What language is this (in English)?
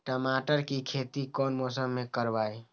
Magahi